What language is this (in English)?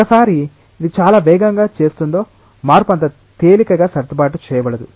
Telugu